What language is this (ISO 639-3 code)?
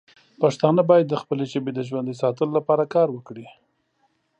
pus